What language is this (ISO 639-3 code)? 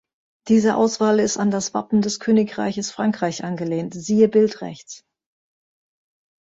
deu